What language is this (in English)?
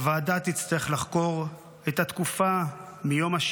Hebrew